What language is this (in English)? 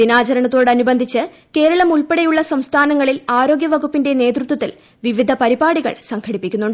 Malayalam